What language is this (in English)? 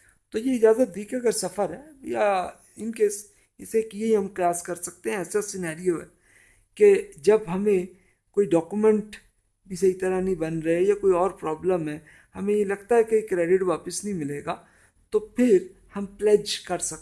Urdu